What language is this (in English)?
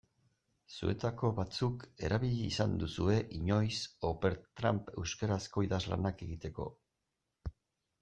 Basque